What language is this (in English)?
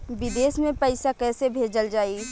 Bhojpuri